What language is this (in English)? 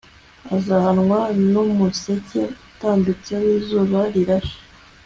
Kinyarwanda